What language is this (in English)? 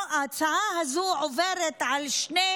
Hebrew